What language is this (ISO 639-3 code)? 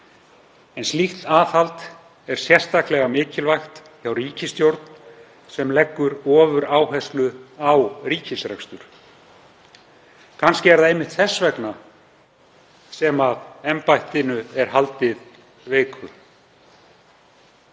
isl